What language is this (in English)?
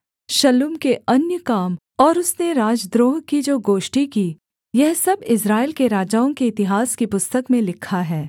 Hindi